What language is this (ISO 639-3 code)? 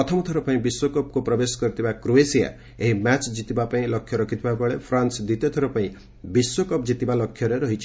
ori